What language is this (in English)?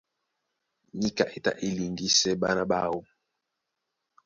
Duala